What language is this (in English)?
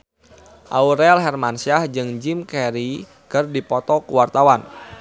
Sundanese